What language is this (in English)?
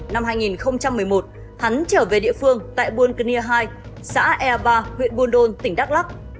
Vietnamese